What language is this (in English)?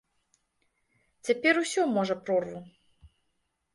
Belarusian